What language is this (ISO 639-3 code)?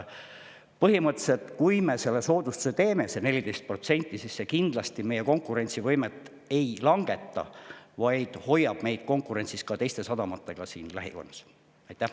est